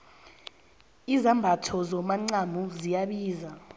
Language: South Ndebele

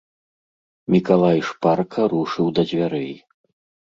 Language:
Belarusian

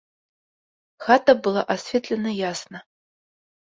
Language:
Belarusian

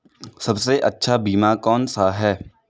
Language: Hindi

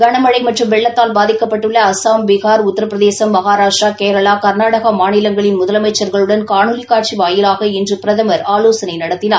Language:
Tamil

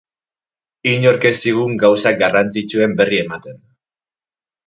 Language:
Basque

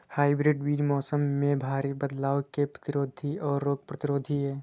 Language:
Hindi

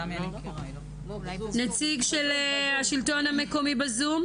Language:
Hebrew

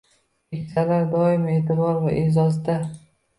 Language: Uzbek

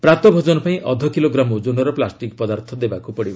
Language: Odia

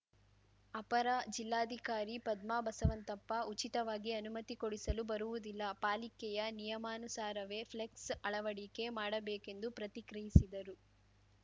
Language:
Kannada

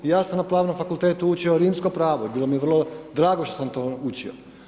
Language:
Croatian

